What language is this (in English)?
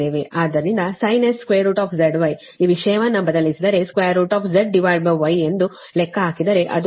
Kannada